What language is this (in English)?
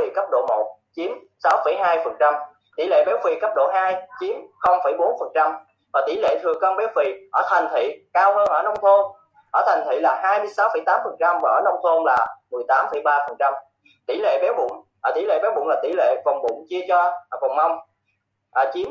Vietnamese